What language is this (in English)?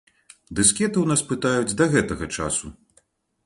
Belarusian